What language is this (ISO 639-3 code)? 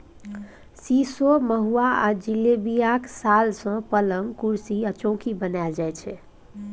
mai